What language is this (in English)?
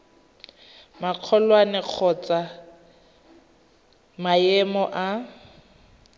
Tswana